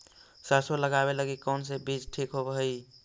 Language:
Magahi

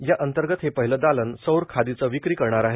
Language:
Marathi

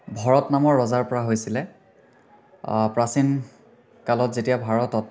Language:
Assamese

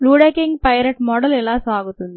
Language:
Telugu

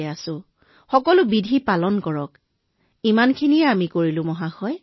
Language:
Assamese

